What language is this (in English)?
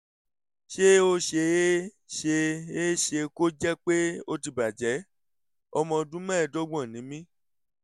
Yoruba